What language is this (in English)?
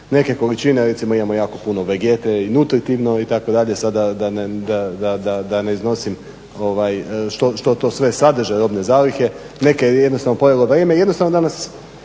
Croatian